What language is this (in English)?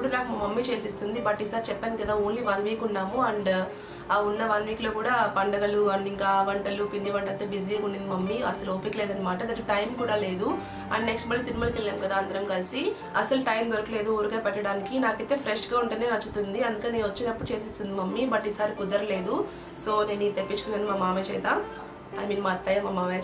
Telugu